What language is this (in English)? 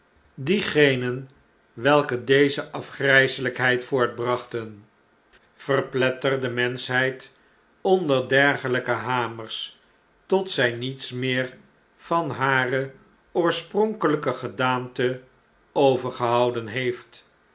Dutch